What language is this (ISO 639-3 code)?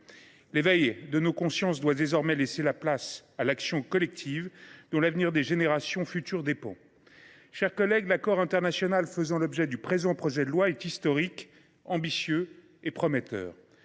fra